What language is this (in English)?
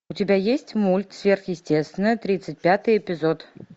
Russian